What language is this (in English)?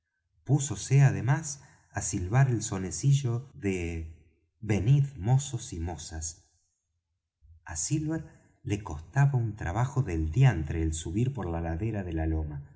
Spanish